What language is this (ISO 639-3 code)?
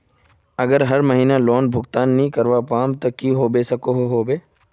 mag